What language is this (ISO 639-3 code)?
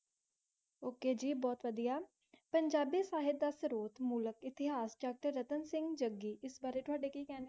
pan